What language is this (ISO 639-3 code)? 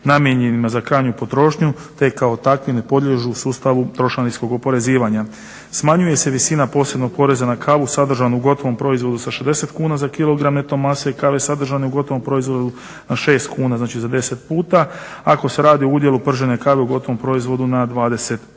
hrv